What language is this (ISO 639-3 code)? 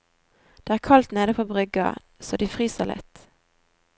nor